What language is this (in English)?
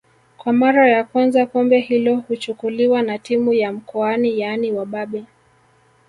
Swahili